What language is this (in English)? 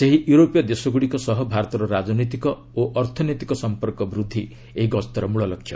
Odia